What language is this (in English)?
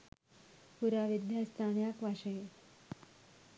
Sinhala